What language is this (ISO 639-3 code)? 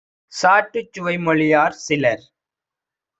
tam